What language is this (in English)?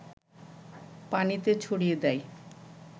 Bangla